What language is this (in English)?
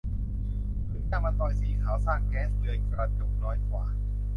Thai